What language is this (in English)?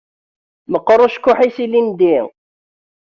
Kabyle